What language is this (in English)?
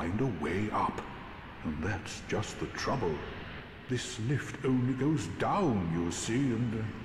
German